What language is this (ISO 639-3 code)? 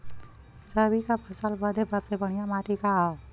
bho